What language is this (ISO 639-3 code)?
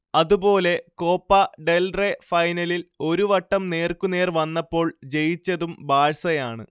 mal